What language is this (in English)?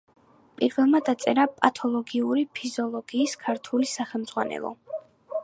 Georgian